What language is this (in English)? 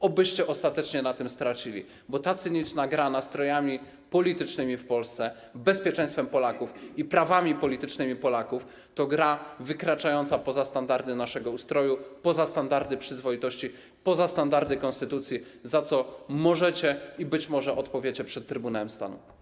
Polish